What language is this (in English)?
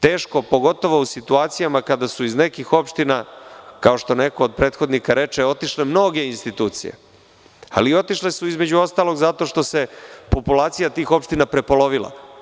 Serbian